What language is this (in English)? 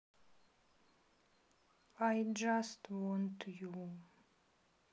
Russian